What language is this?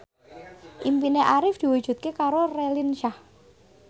Javanese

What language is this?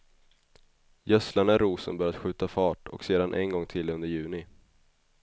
Swedish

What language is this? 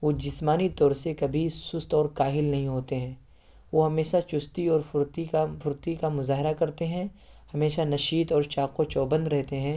Urdu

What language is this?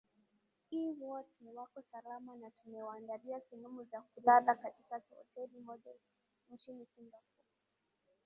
Swahili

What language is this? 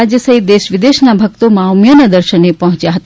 Gujarati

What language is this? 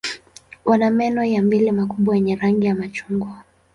Swahili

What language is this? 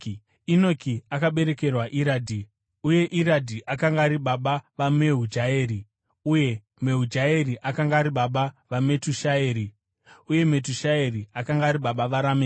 Shona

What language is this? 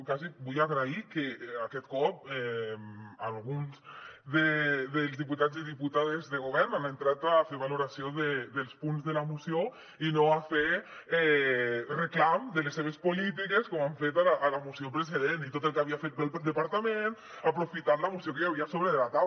Catalan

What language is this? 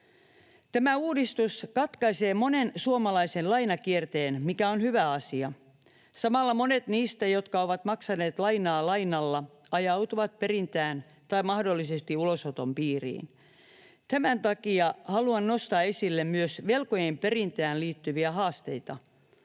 Finnish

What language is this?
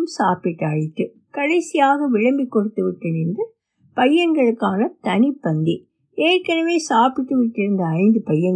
Tamil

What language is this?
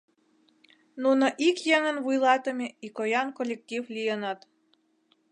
Mari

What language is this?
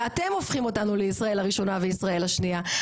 Hebrew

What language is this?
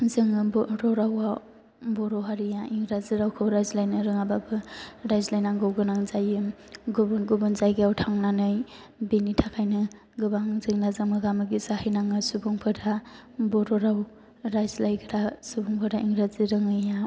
Bodo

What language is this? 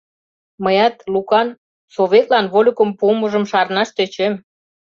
Mari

